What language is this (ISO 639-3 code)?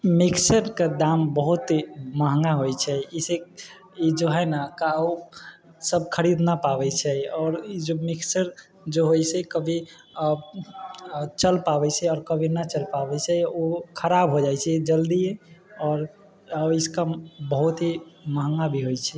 mai